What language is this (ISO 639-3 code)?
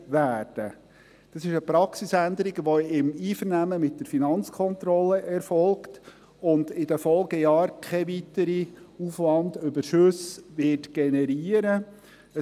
gsw